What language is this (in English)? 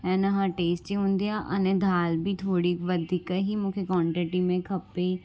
Sindhi